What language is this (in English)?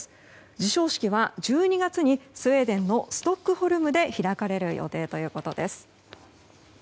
Japanese